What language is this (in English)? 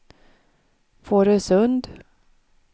Swedish